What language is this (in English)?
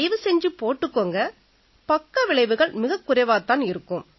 Tamil